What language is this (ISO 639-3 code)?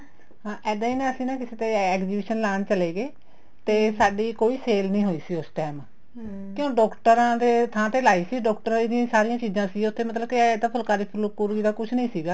pan